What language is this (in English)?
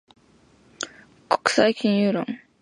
Japanese